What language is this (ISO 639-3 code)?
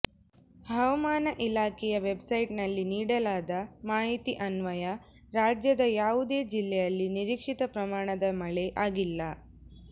kan